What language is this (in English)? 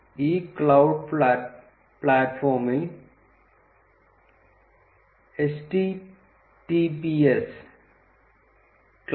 Malayalam